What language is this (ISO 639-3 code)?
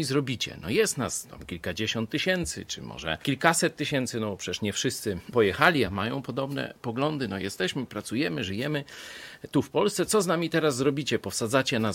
pol